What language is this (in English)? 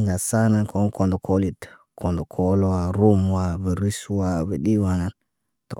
Naba